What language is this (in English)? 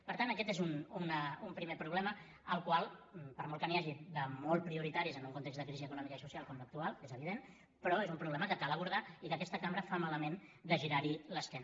Catalan